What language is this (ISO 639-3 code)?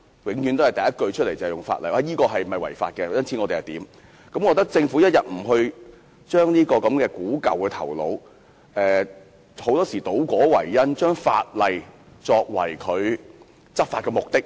yue